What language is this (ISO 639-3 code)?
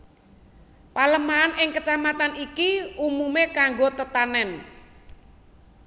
jav